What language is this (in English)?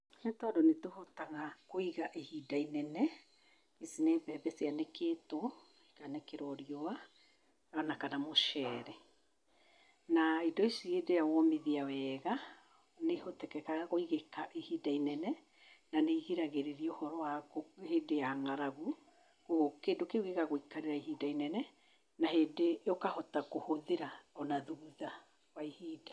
Kikuyu